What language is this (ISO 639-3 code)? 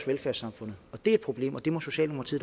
dan